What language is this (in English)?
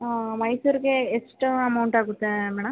Kannada